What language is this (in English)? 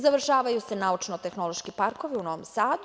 Serbian